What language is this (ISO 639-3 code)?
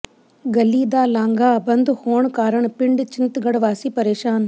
pan